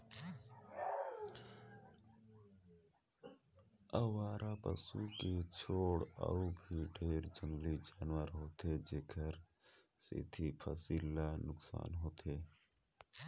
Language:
Chhattisgarhi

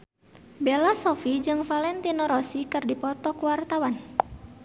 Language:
Sundanese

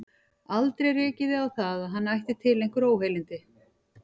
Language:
Icelandic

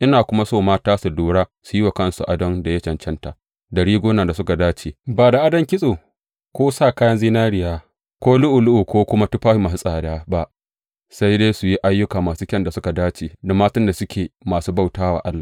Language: Hausa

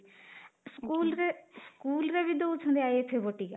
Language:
Odia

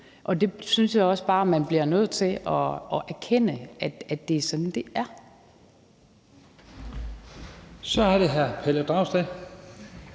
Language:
Danish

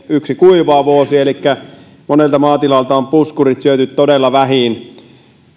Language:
Finnish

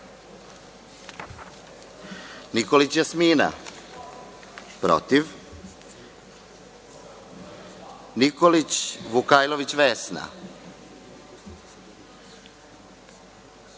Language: Serbian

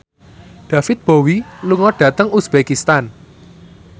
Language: Javanese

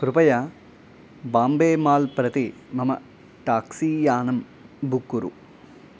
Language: Sanskrit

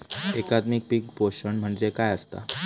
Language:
Marathi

